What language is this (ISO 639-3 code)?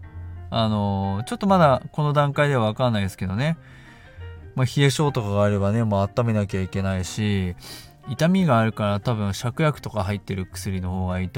jpn